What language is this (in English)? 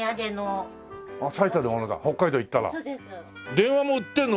Japanese